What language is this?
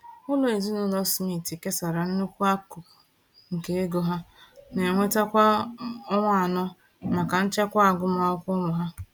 Igbo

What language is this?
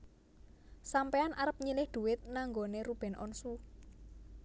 Javanese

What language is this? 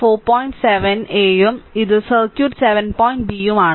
Malayalam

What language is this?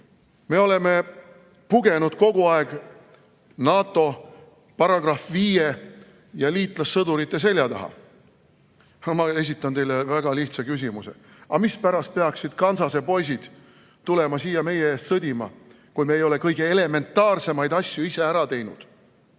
Estonian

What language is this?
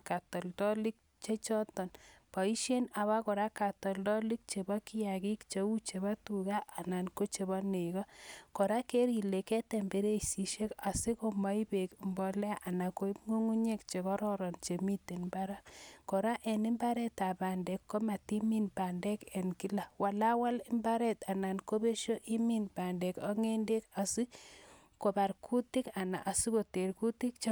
Kalenjin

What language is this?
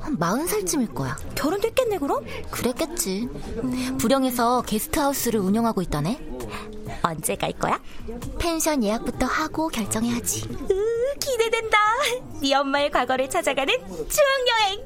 Korean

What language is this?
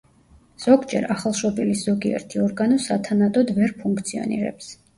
Georgian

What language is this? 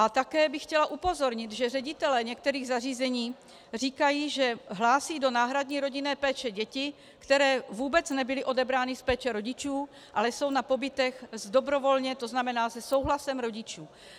Czech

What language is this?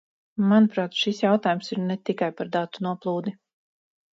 Latvian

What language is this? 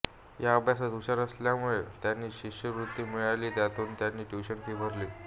Marathi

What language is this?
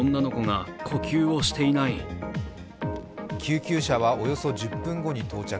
Japanese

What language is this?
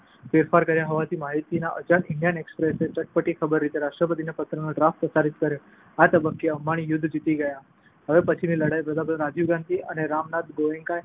Gujarati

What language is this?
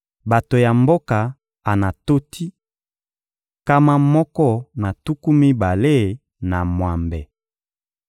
Lingala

